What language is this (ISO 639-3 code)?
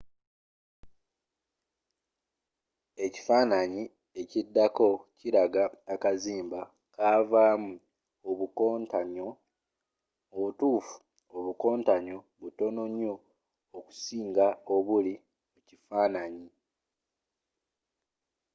lug